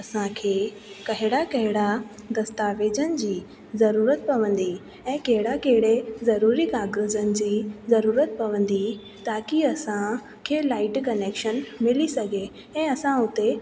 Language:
Sindhi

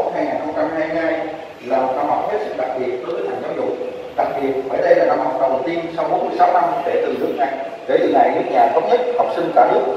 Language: Vietnamese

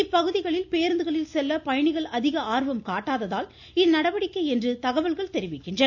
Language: Tamil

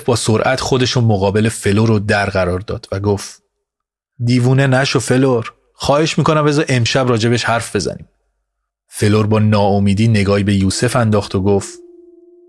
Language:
Persian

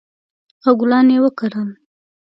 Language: Pashto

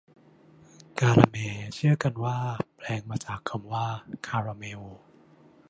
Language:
Thai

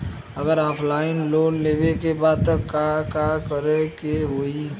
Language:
Bhojpuri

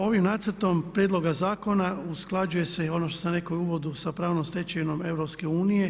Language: Croatian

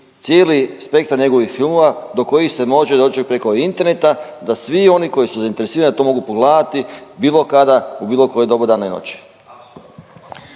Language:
Croatian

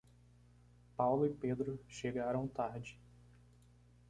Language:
Portuguese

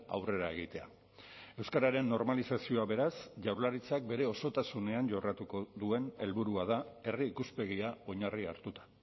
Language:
Basque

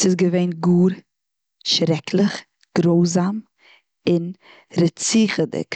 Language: Yiddish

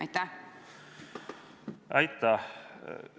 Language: Estonian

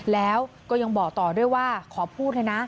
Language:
Thai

